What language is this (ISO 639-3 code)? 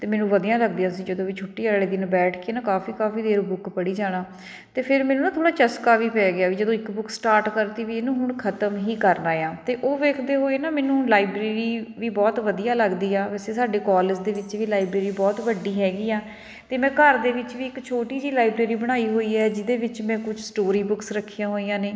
pan